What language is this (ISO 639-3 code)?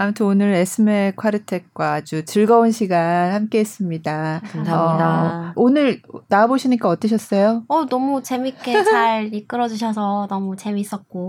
kor